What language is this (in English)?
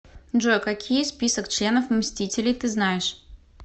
Russian